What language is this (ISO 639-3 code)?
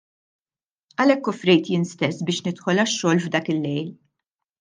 mlt